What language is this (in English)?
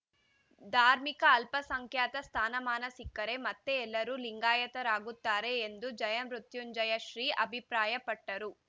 Kannada